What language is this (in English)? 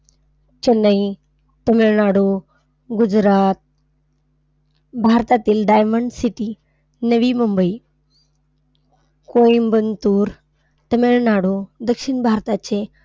Marathi